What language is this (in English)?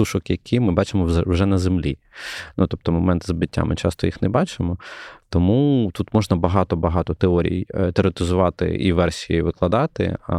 Ukrainian